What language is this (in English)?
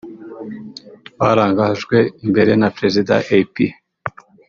Kinyarwanda